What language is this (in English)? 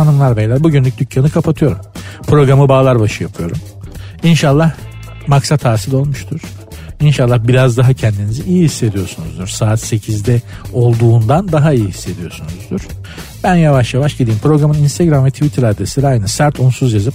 Turkish